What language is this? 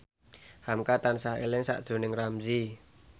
Javanese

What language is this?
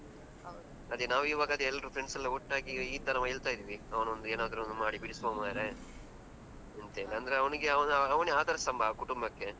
Kannada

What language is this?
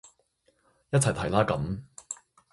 Cantonese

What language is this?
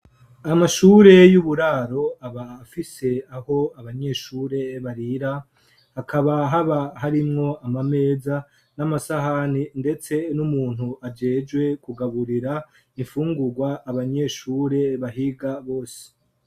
Rundi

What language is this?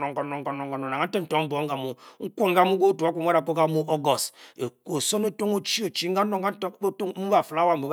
Bokyi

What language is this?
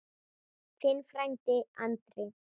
Icelandic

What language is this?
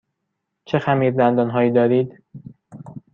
Persian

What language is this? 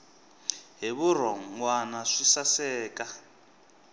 Tsonga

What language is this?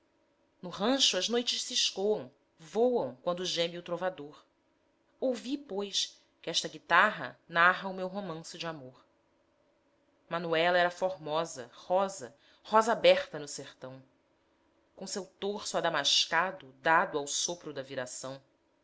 Portuguese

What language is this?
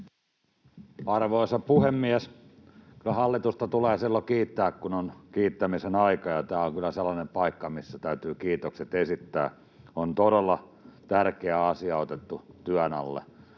Finnish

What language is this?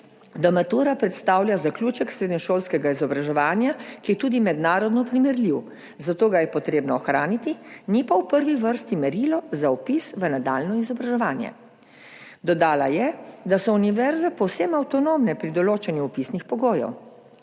Slovenian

